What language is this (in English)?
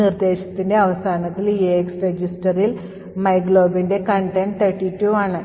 Malayalam